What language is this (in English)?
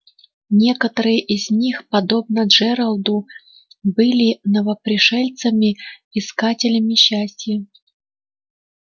Russian